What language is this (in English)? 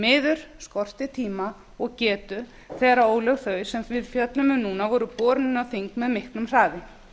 Icelandic